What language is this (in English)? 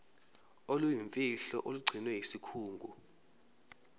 Zulu